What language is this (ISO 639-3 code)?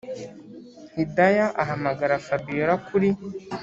kin